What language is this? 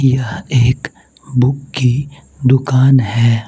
Hindi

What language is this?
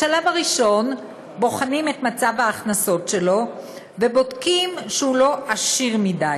Hebrew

